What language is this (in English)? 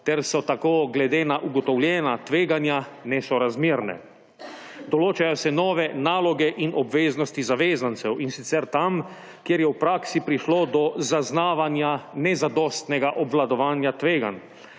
Slovenian